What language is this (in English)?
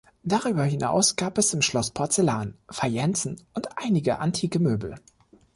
German